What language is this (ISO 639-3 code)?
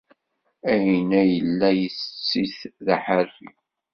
kab